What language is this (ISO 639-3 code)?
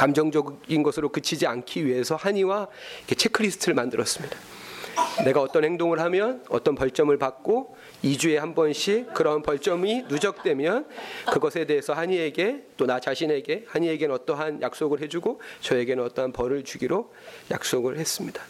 kor